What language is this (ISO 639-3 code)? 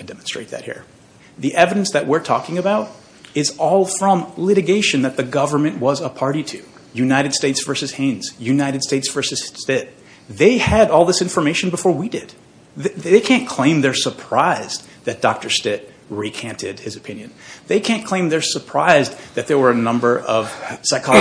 eng